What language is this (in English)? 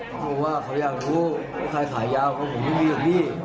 Thai